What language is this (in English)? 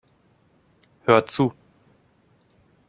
German